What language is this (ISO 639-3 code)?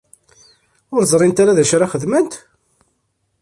kab